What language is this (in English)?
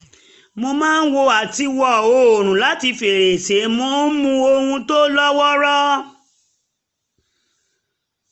Yoruba